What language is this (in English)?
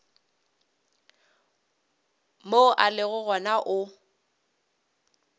Northern Sotho